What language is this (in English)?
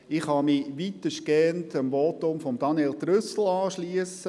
Swiss German